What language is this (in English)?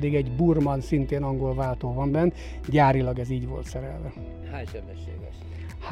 Hungarian